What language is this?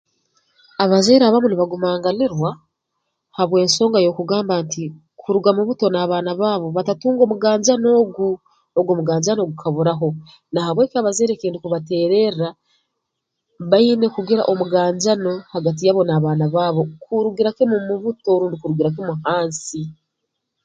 Tooro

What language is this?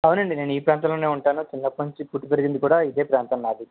Telugu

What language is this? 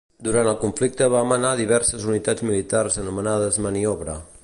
Catalan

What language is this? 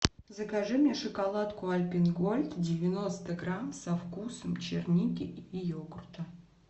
Russian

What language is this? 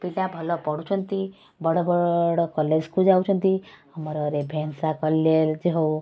Odia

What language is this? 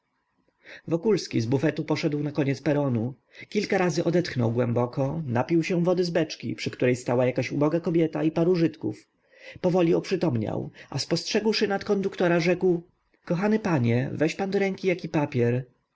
Polish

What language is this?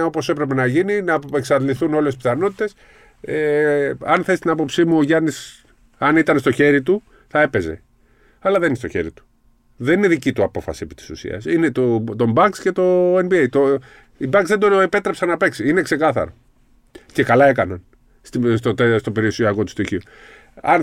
Greek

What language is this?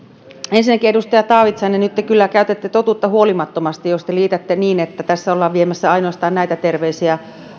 Finnish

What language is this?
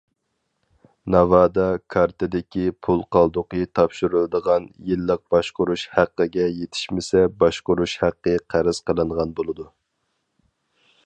Uyghur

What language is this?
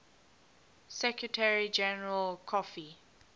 English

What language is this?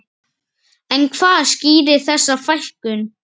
Icelandic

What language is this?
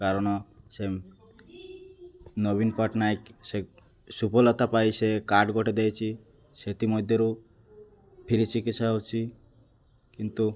Odia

